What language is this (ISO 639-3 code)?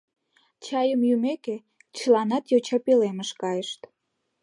chm